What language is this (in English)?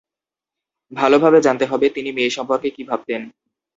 Bangla